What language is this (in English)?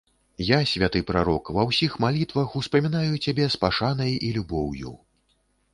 Belarusian